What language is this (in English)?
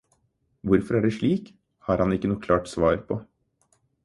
Norwegian Bokmål